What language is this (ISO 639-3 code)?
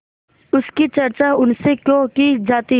hin